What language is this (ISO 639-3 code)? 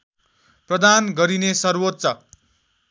nep